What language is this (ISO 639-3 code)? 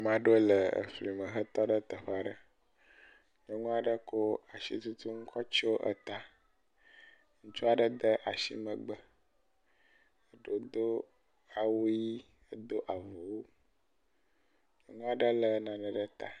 ewe